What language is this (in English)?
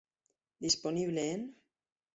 Spanish